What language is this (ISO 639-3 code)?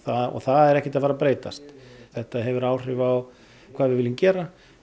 isl